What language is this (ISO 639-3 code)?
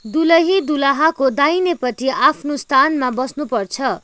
nep